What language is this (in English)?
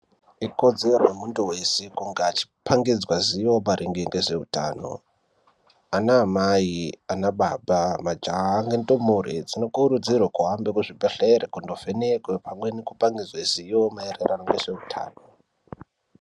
Ndau